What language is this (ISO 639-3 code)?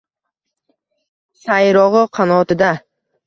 uzb